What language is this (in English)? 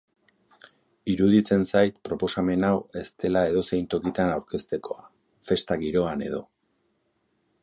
Basque